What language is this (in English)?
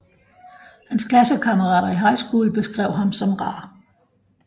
Danish